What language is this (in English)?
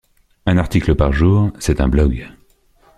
French